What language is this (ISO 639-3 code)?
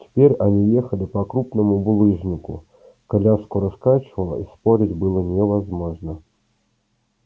rus